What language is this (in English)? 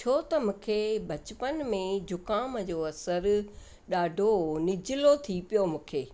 Sindhi